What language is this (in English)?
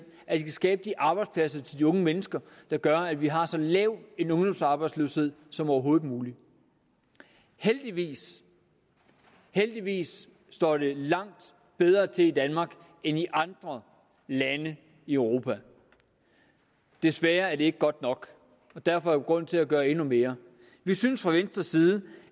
Danish